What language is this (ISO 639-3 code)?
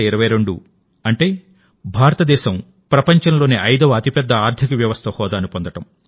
tel